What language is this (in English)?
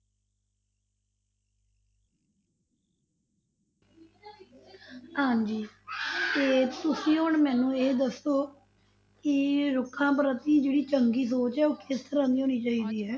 Punjabi